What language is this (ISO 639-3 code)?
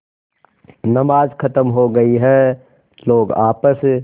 hin